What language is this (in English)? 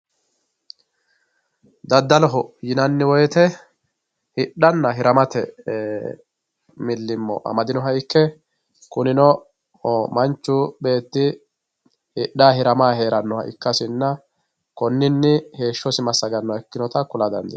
Sidamo